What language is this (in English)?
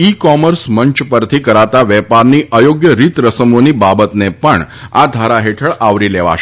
Gujarati